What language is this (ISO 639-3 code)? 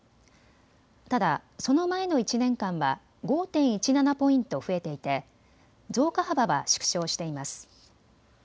jpn